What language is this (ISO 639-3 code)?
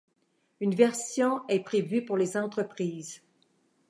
fra